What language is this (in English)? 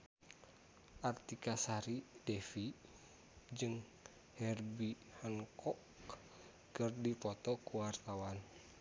Sundanese